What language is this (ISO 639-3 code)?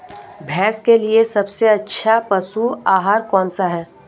hin